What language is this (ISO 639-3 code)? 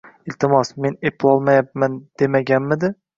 uzb